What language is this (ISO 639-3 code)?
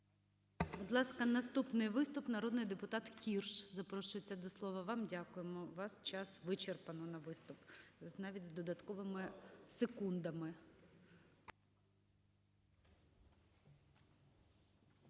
ukr